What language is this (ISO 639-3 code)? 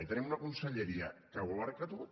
cat